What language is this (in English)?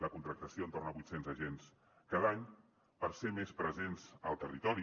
Catalan